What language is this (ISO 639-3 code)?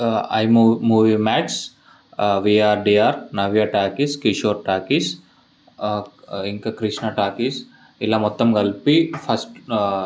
tel